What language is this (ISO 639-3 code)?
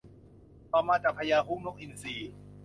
tha